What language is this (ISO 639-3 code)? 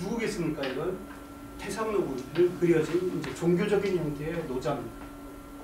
kor